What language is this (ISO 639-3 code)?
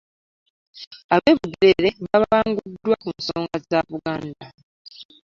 lug